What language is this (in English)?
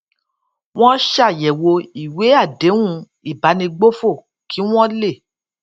Yoruba